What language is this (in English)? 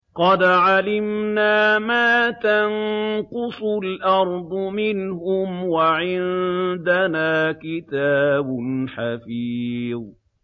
Arabic